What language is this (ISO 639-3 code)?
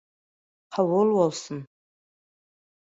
tuk